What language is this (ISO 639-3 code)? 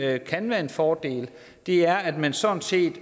dan